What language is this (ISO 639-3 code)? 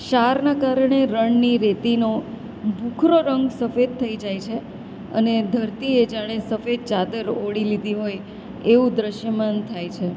guj